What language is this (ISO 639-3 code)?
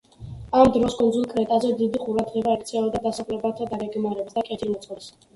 kat